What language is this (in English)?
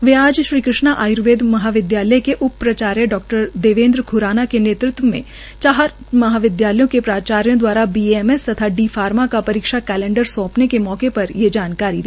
Hindi